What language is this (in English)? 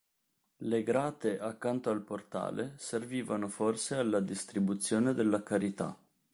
Italian